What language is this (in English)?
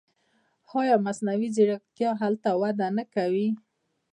Pashto